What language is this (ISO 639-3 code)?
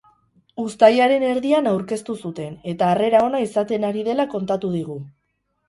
eus